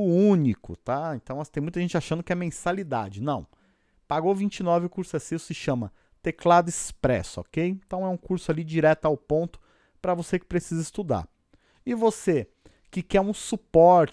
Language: Portuguese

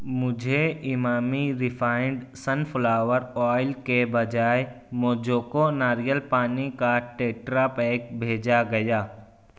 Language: Urdu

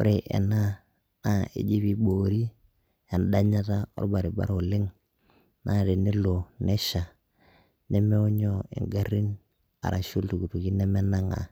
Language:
Masai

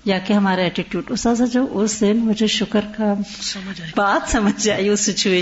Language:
Urdu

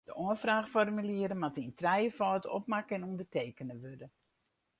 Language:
Western Frisian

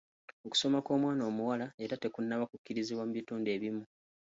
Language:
Ganda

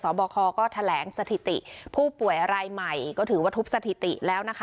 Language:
Thai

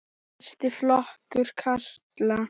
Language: Icelandic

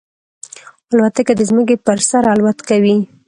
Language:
Pashto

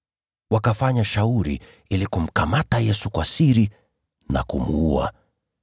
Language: Swahili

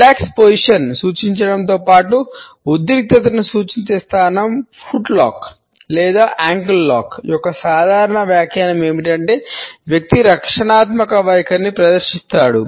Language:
Telugu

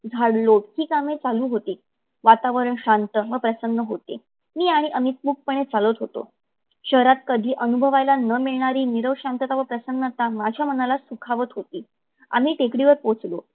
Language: Marathi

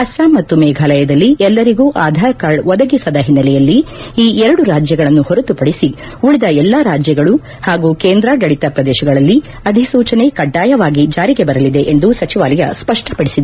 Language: Kannada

